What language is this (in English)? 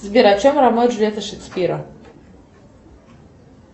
Russian